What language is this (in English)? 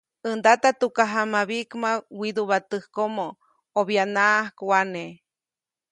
Copainalá Zoque